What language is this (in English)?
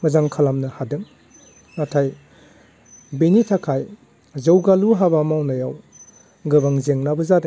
Bodo